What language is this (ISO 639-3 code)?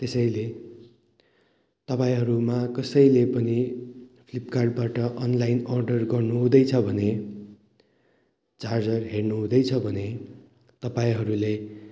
nep